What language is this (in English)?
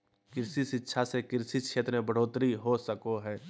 Magahi